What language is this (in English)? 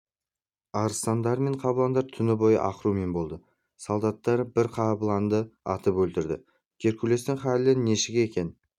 Kazakh